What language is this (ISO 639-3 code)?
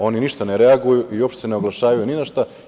srp